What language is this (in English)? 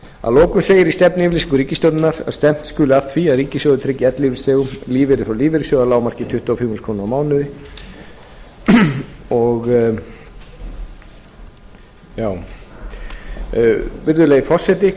Icelandic